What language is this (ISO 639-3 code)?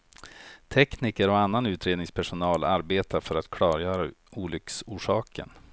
swe